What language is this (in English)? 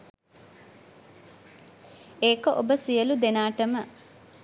Sinhala